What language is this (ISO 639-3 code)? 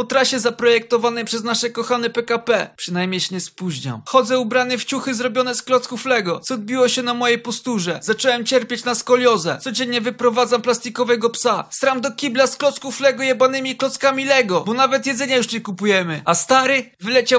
pol